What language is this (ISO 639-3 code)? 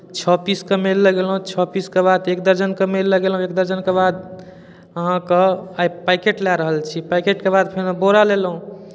mai